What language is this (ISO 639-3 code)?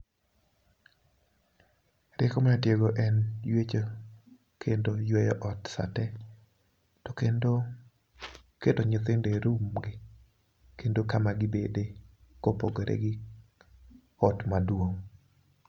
luo